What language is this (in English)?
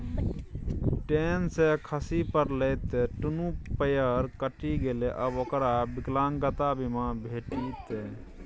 Maithili